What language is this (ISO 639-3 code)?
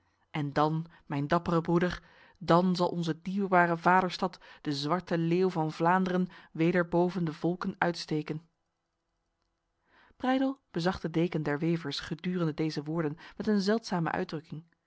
nld